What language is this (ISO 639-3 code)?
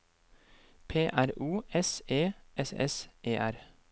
nor